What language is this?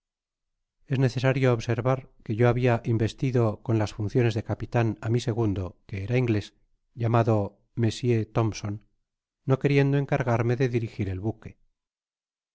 Spanish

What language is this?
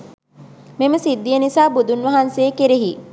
Sinhala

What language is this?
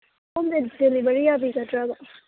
Manipuri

